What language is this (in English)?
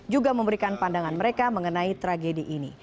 Indonesian